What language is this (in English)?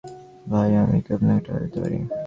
Bangla